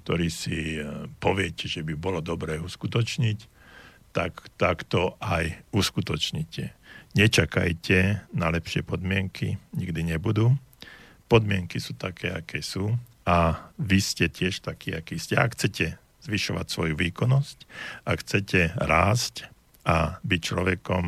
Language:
Slovak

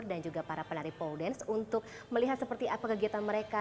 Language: Indonesian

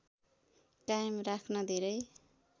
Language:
Nepali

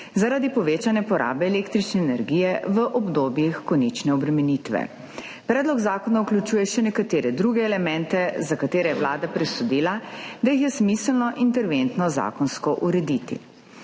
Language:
Slovenian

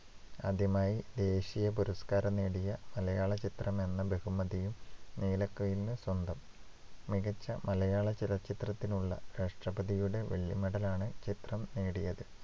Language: Malayalam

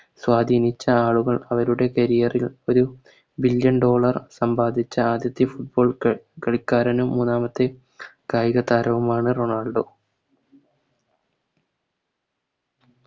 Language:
Malayalam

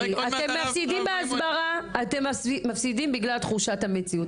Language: Hebrew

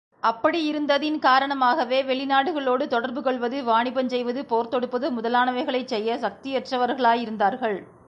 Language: Tamil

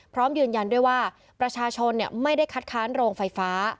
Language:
Thai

